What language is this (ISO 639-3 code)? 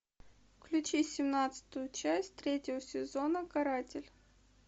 rus